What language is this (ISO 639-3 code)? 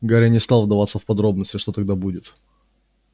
rus